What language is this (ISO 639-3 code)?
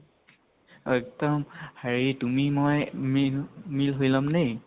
asm